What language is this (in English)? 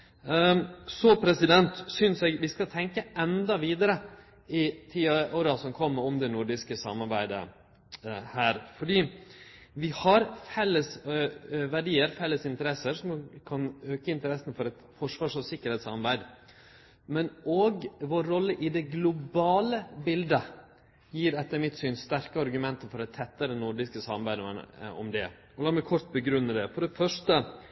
Norwegian Nynorsk